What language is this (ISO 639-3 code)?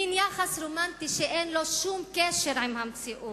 heb